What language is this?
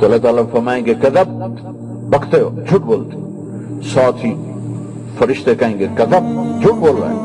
Urdu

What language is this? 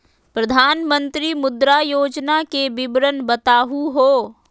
Magahi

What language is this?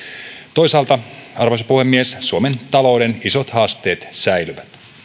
Finnish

